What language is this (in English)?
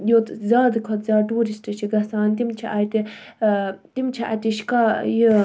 Kashmiri